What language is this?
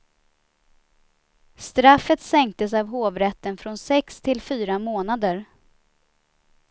Swedish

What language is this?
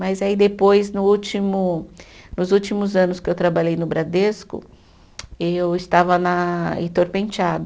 Portuguese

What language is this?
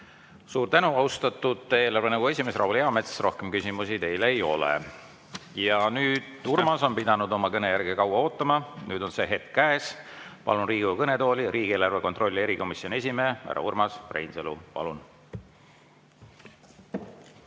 Estonian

